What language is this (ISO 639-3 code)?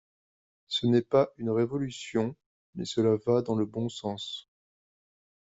fra